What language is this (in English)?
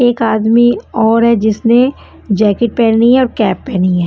Hindi